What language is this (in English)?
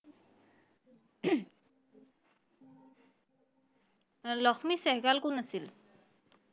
Assamese